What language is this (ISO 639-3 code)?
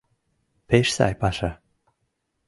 chm